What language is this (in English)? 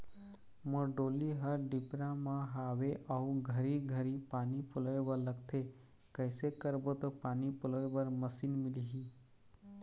Chhattisgarhi